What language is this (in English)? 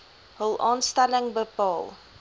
Afrikaans